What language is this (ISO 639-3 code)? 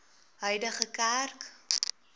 afr